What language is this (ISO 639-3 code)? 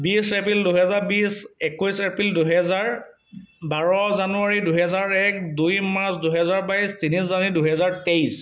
asm